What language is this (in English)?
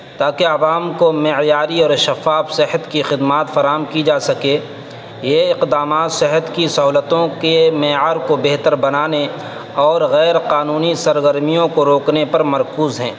Urdu